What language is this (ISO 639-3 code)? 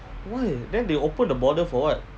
eng